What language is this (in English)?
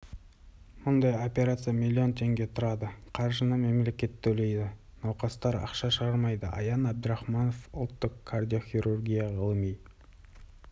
Kazakh